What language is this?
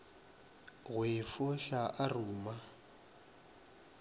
Northern Sotho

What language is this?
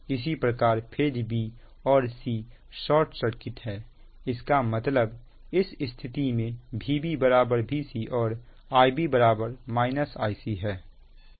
Hindi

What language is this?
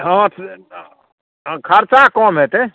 Maithili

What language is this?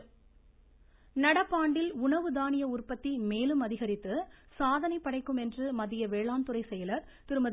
Tamil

